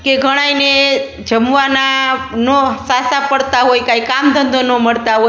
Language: Gujarati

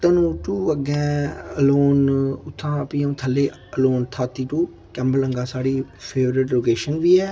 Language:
Dogri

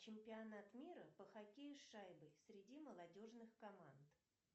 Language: Russian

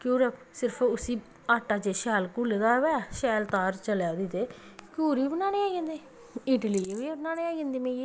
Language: Dogri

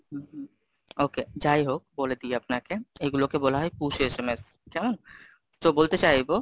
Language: Bangla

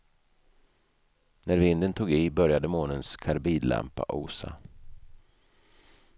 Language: Swedish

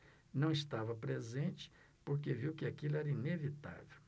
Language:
Portuguese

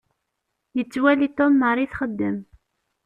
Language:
Kabyle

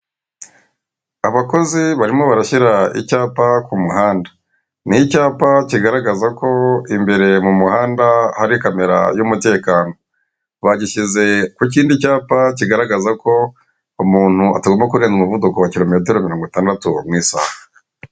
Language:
Kinyarwanda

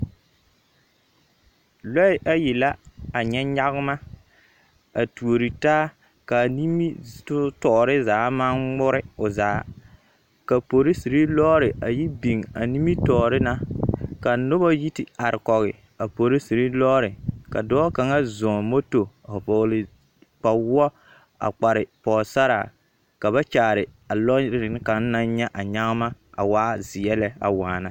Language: Southern Dagaare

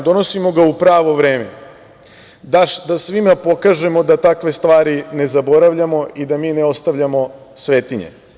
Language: Serbian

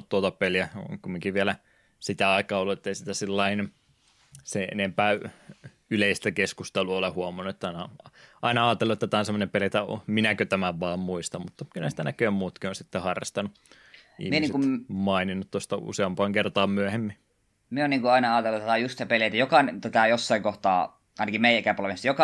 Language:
Finnish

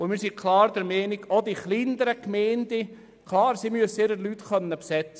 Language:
Swiss German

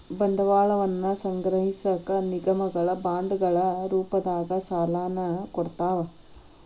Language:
Kannada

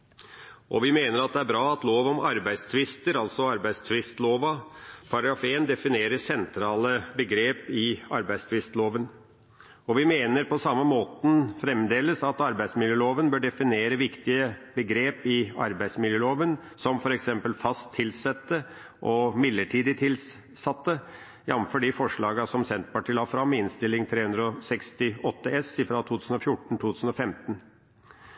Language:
Norwegian Bokmål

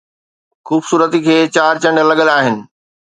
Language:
Sindhi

